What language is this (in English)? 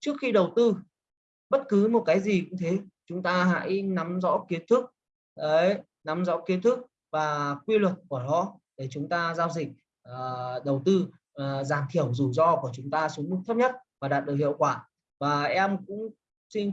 Vietnamese